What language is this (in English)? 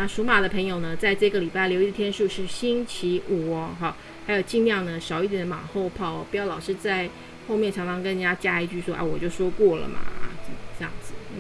Chinese